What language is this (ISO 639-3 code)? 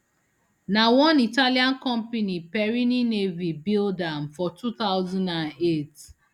pcm